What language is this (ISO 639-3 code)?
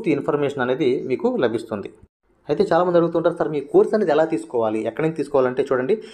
tel